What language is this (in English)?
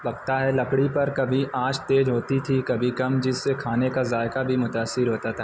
Urdu